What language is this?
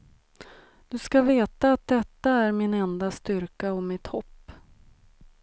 Swedish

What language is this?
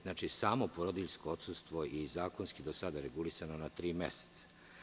Serbian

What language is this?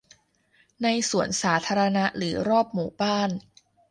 Thai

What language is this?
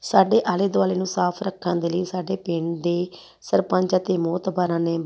Punjabi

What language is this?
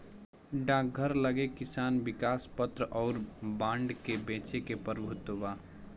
Bhojpuri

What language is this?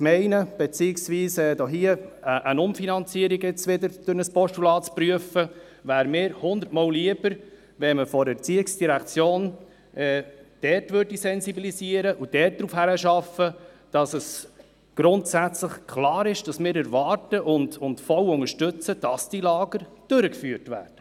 Swiss German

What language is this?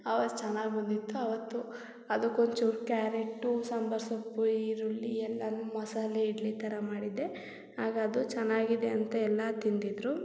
Kannada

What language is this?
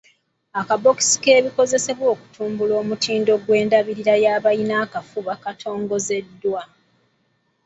Ganda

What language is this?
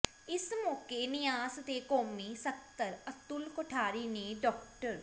Punjabi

